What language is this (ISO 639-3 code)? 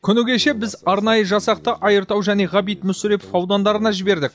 kaz